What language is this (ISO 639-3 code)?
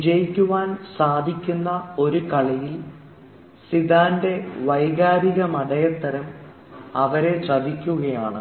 mal